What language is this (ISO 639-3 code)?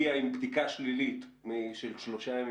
heb